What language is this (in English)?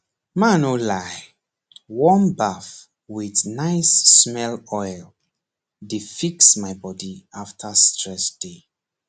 Nigerian Pidgin